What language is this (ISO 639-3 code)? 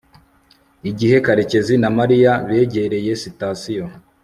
kin